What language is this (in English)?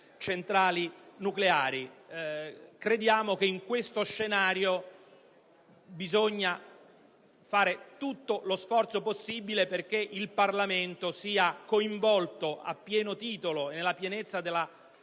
Italian